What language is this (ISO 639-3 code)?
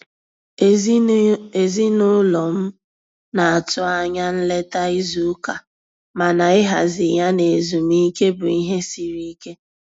ibo